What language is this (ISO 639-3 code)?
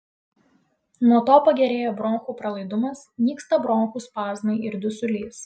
lit